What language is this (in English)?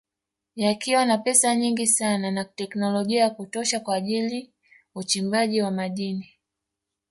Swahili